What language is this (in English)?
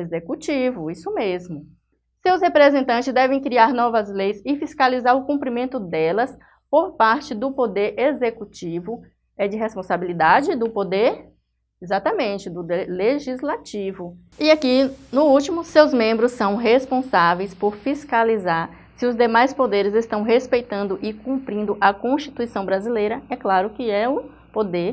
Portuguese